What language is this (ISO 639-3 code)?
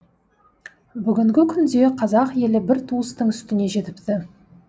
kaz